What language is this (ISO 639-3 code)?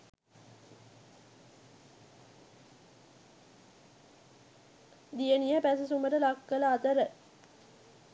sin